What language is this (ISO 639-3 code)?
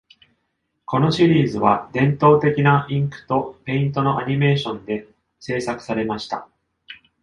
jpn